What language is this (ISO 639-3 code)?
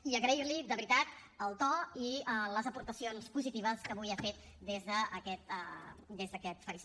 cat